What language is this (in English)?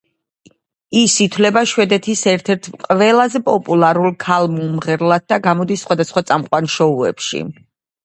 Georgian